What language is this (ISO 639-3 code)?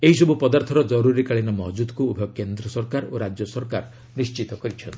ori